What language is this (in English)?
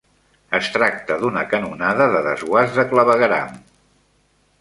Catalan